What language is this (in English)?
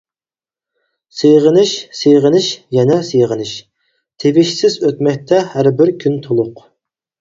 Uyghur